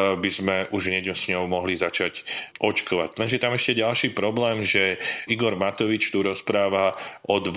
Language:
Slovak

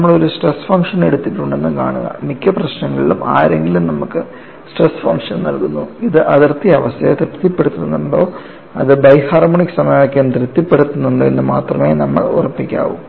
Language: Malayalam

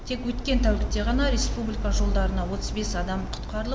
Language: Kazakh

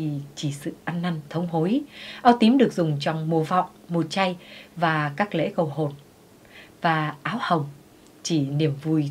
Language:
Vietnamese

